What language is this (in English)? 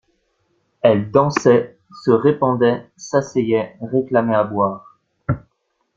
French